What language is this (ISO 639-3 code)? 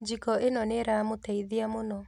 kik